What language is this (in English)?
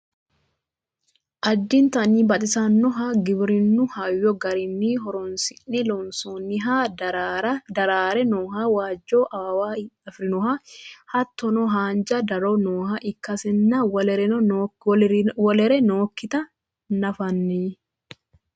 Sidamo